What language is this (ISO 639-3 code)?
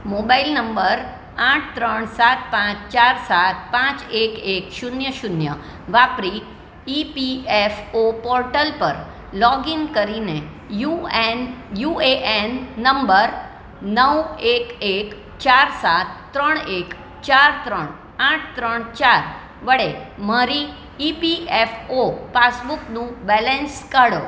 guj